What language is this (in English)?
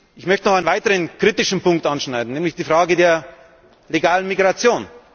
German